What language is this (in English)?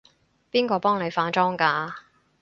Cantonese